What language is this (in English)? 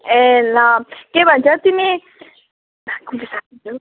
Nepali